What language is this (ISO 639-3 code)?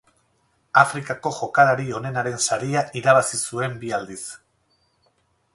eus